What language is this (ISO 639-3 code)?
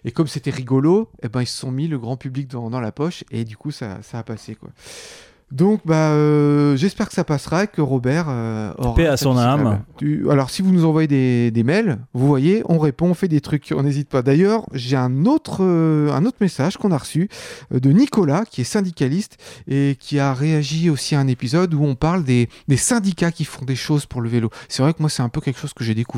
fra